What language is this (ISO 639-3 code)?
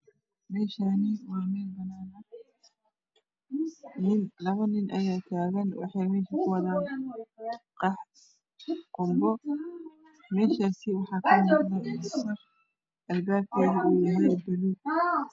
som